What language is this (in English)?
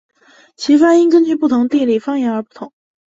Chinese